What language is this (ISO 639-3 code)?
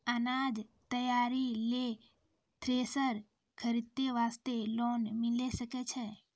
mai